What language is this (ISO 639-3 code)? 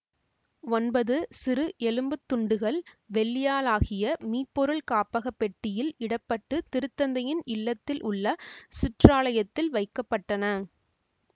tam